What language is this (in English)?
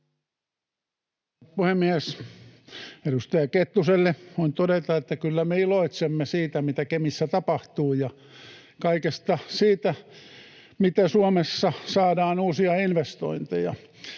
Finnish